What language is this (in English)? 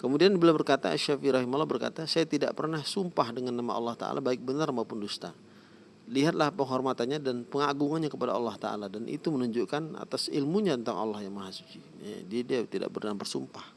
Indonesian